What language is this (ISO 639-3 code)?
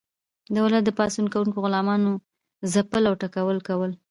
pus